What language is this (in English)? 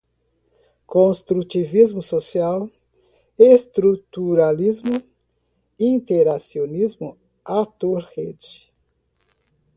Portuguese